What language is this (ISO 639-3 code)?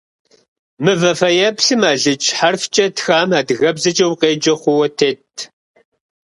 kbd